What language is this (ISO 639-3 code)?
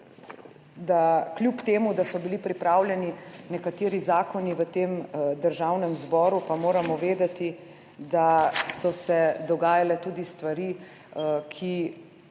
slv